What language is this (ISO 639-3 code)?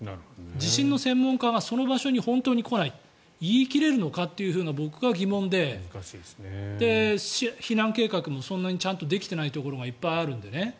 jpn